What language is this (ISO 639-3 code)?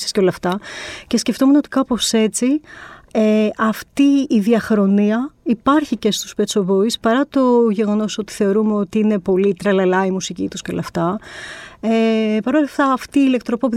ell